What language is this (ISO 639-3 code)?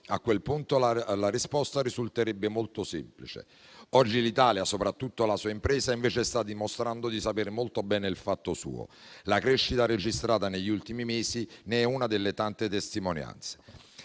ita